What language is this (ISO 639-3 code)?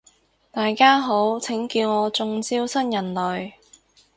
yue